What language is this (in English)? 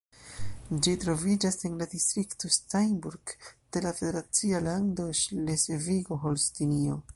Esperanto